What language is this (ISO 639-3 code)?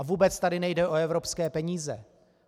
ces